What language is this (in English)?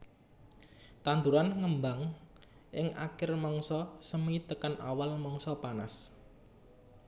Javanese